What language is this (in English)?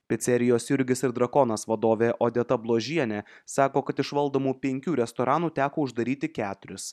Lithuanian